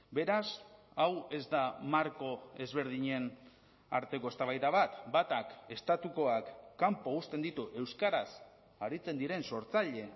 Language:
Basque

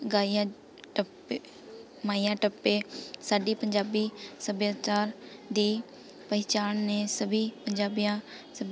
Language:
Punjabi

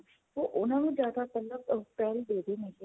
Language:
Punjabi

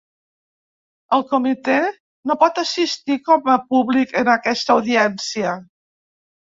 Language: Catalan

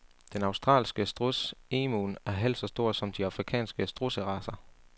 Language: Danish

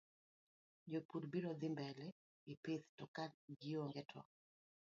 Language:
Luo (Kenya and Tanzania)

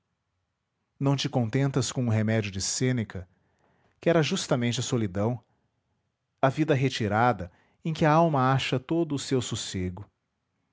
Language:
Portuguese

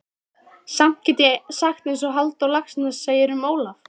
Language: Icelandic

